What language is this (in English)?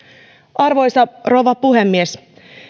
Finnish